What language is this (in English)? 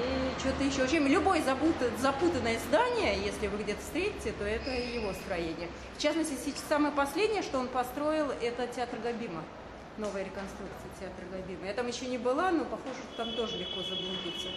Russian